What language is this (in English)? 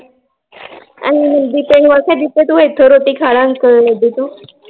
Punjabi